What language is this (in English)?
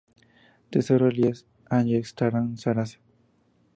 Spanish